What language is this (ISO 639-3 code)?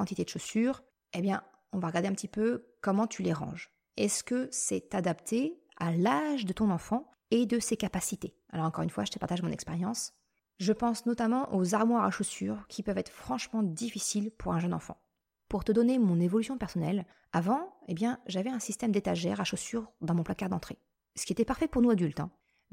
fra